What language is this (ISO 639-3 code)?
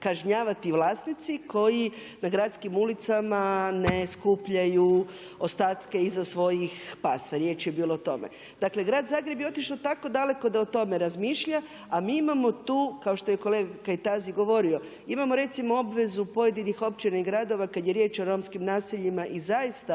hrv